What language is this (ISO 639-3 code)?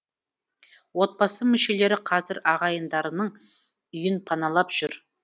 kaz